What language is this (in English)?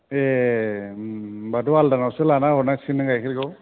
Bodo